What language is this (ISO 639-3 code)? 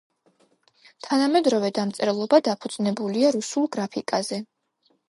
kat